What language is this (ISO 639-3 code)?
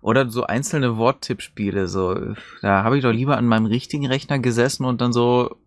deu